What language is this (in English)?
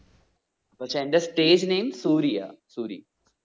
Malayalam